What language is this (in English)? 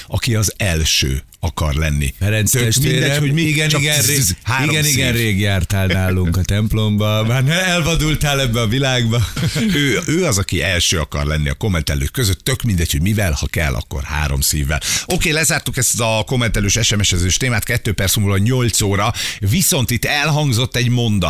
Hungarian